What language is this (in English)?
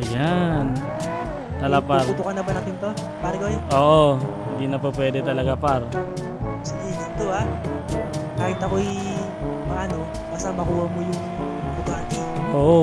Filipino